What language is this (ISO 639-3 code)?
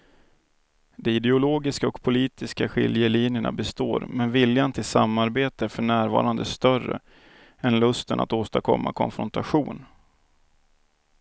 swe